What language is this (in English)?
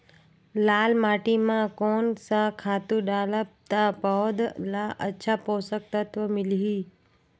Chhattisgarhi